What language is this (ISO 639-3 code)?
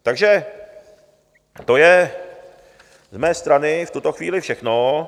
ces